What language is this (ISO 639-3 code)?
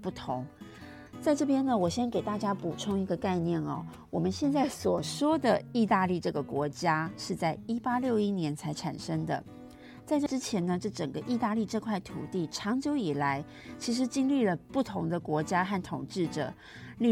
zho